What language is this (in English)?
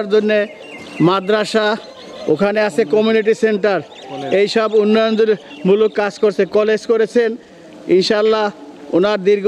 Bangla